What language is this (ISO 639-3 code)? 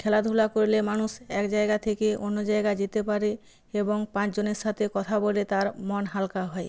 ben